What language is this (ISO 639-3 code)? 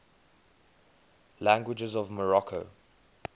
eng